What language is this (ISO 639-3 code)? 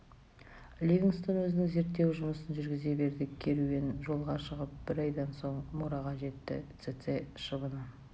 kaz